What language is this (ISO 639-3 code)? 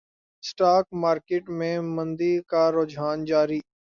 urd